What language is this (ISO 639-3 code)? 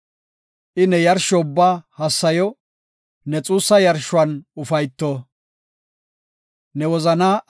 gof